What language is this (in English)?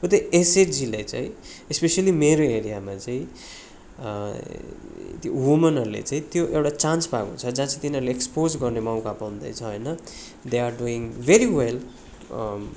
Nepali